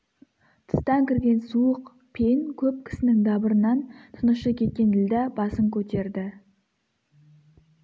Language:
Kazakh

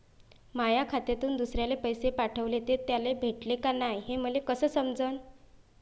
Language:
Marathi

